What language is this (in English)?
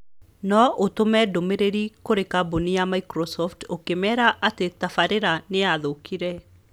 Kikuyu